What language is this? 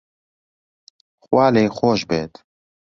Central Kurdish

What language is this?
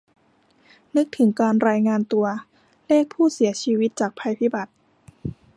Thai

